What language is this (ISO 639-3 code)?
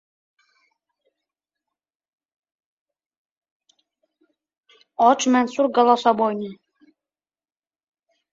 uzb